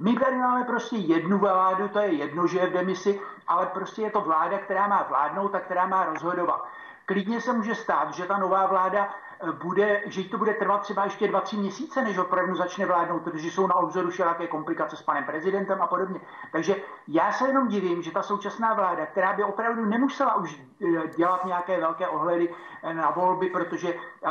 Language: Czech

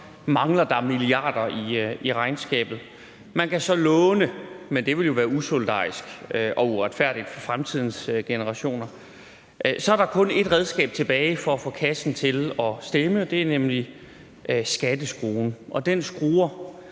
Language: Danish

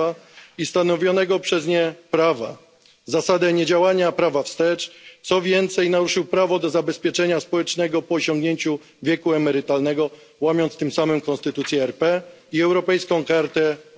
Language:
Polish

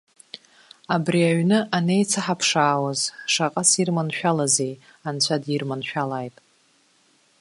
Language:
Abkhazian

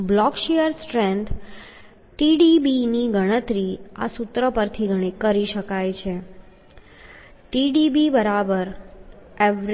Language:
Gujarati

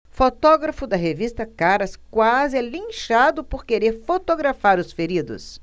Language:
Portuguese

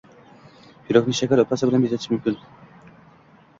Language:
Uzbek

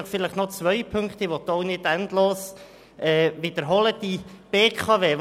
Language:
Swiss German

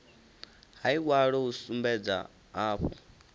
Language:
Venda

